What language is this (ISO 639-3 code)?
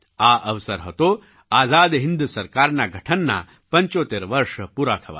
guj